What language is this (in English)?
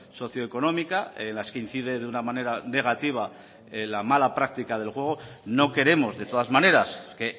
Spanish